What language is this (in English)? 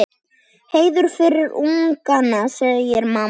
Icelandic